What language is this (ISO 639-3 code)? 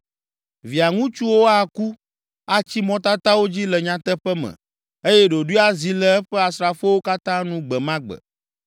ewe